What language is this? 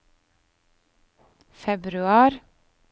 Norwegian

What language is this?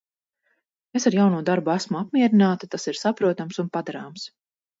Latvian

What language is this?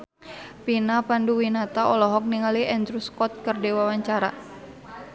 Sundanese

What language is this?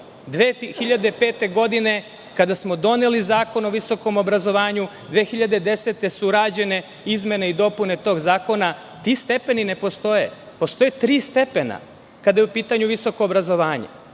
Serbian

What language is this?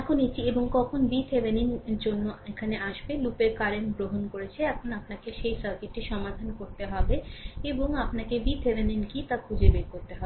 Bangla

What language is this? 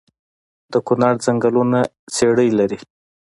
Pashto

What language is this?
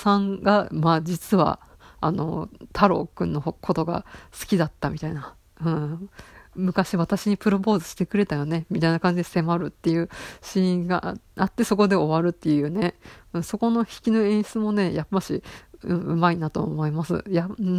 Japanese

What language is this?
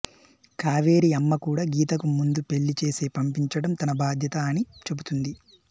Telugu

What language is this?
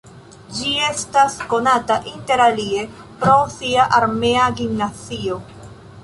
Esperanto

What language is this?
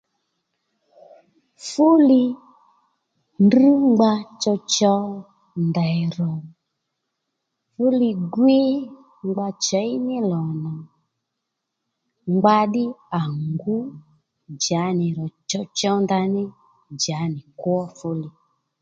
Lendu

